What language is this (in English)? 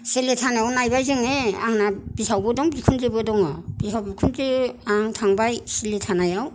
Bodo